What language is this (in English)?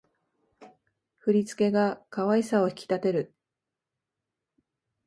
Japanese